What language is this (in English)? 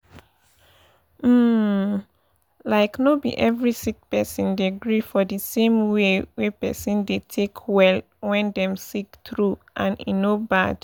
Nigerian Pidgin